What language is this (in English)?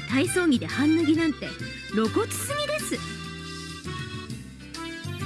Japanese